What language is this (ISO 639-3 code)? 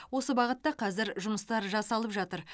kaz